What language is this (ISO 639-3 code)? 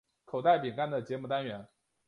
zho